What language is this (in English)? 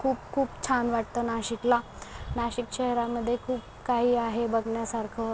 Marathi